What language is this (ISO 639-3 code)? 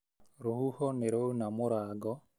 kik